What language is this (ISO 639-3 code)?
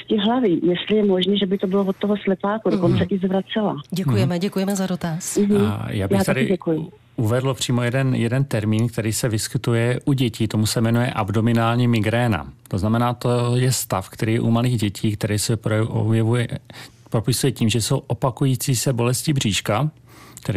ces